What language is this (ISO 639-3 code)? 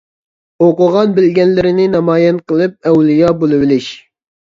uig